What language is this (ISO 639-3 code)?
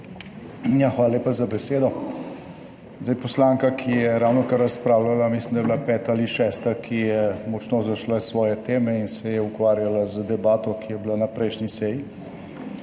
slv